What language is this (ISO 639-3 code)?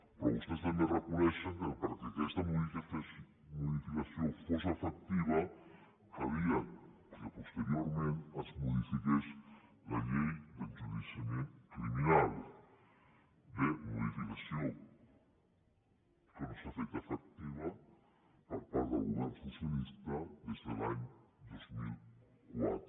cat